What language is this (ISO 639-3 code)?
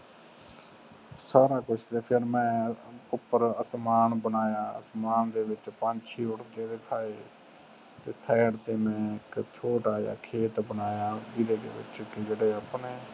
pan